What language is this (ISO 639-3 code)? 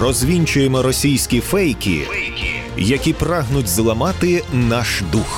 ukr